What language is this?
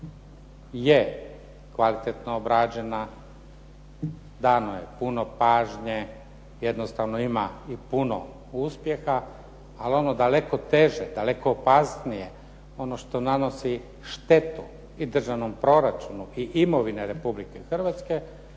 Croatian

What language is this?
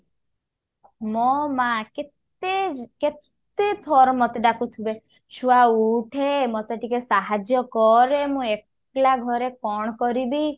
Odia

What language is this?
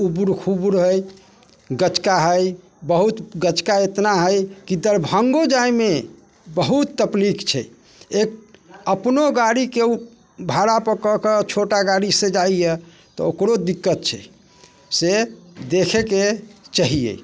Maithili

